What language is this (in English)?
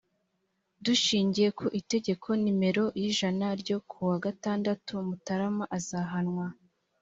Kinyarwanda